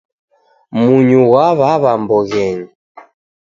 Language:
Taita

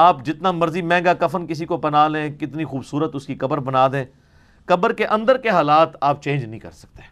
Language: Urdu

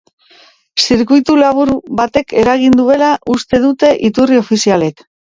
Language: Basque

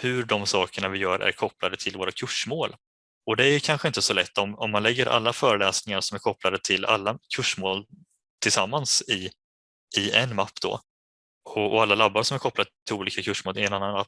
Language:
Swedish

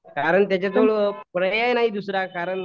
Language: Marathi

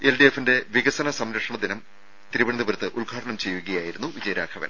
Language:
Malayalam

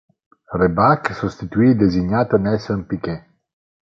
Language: Italian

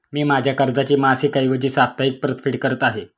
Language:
Marathi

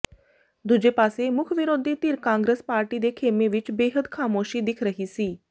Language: Punjabi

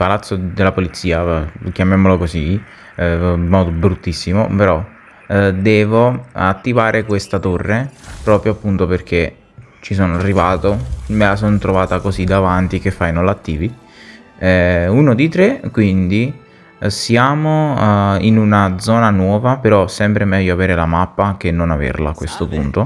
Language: Italian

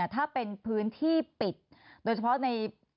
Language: Thai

